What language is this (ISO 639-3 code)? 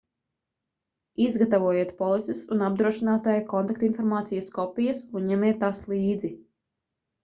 lav